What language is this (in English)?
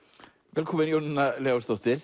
Icelandic